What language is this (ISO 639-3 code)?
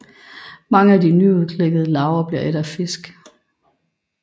dan